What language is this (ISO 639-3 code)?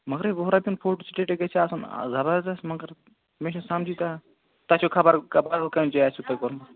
kas